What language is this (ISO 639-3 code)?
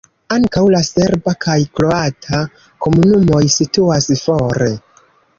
epo